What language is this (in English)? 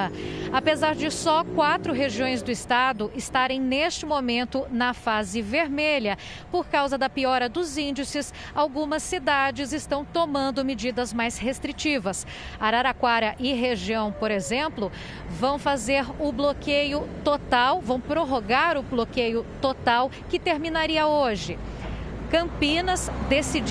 Portuguese